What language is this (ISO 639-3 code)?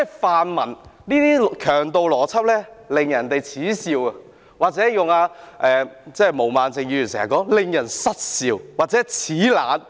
yue